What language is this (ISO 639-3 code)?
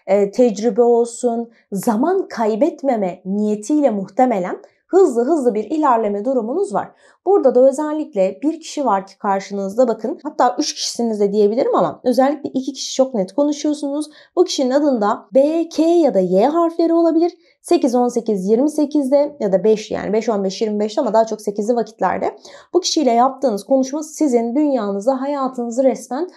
tur